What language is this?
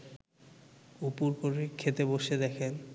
Bangla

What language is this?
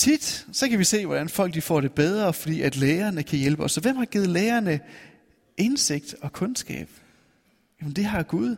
Danish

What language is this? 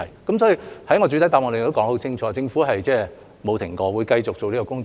Cantonese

